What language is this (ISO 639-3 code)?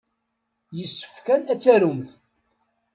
kab